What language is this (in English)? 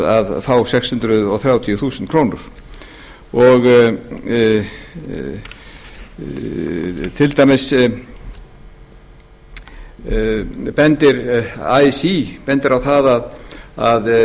Icelandic